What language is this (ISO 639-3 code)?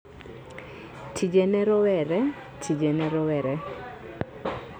luo